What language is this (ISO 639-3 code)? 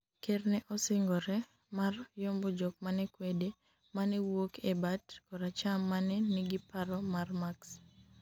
luo